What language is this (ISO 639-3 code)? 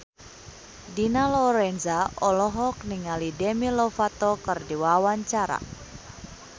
sun